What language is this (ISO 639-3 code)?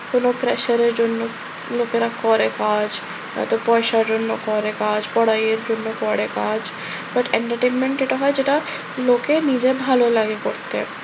ben